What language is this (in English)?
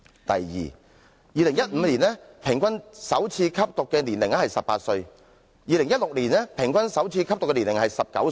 Cantonese